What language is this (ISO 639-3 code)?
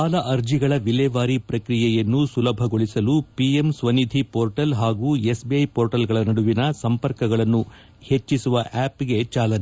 kan